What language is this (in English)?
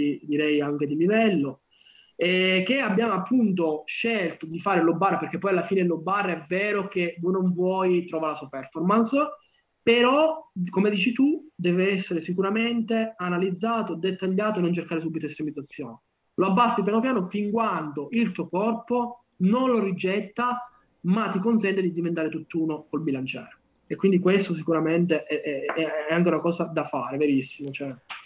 Italian